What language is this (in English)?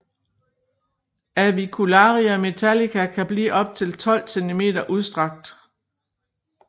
Danish